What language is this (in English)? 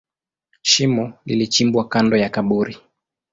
Swahili